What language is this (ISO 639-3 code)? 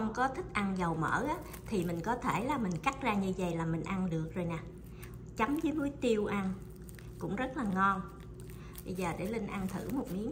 vie